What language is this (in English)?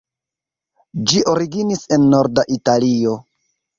Esperanto